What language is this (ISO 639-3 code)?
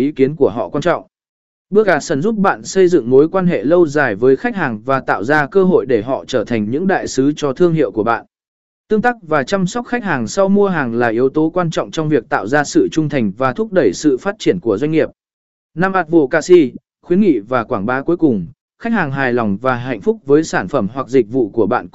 vie